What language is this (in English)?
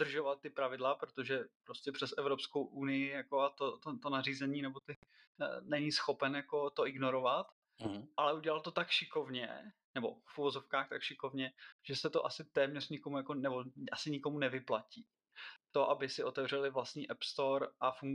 Czech